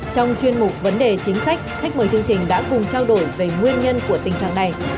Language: Vietnamese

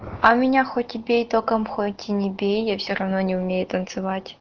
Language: Russian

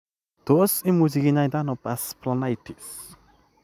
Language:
Kalenjin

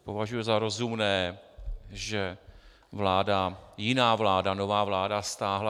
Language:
Czech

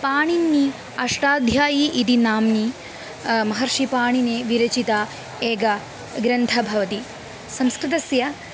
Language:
Sanskrit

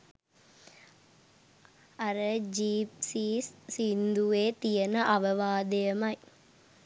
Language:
Sinhala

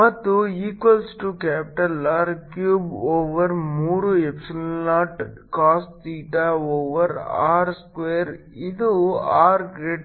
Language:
Kannada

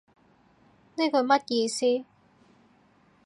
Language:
Cantonese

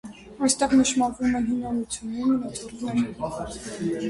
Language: Armenian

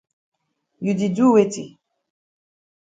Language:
Cameroon Pidgin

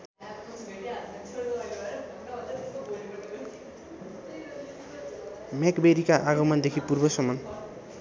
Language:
Nepali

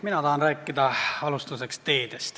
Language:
Estonian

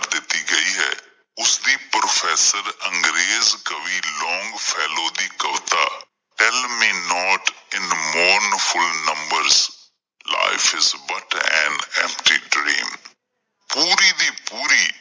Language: Punjabi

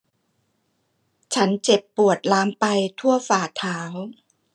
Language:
Thai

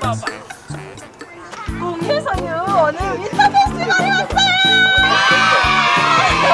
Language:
Korean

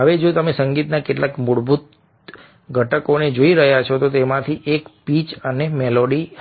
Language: Gujarati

